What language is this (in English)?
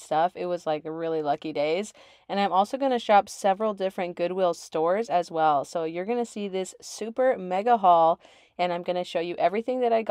English